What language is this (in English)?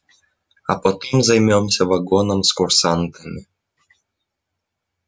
Russian